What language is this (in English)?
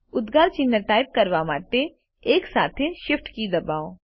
Gujarati